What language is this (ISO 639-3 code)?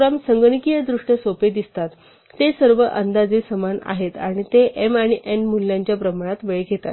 mar